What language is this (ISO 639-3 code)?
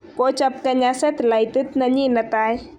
kln